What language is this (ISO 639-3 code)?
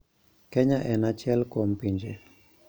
luo